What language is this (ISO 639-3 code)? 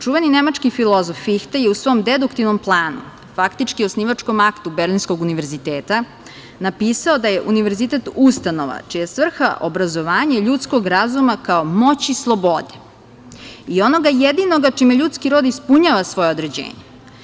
srp